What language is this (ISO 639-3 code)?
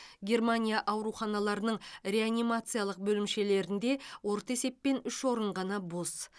kaz